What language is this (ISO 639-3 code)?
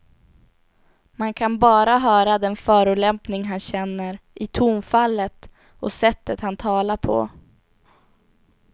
swe